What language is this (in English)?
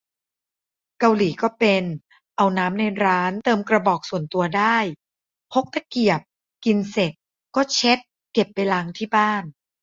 Thai